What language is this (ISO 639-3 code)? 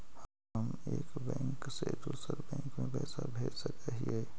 mag